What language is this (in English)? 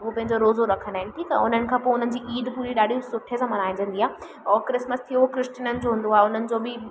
Sindhi